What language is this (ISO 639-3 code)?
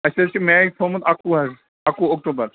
kas